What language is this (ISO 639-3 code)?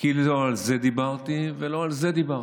heb